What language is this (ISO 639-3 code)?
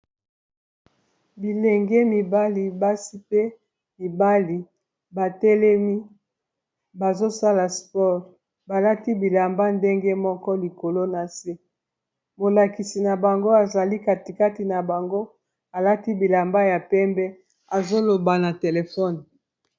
lin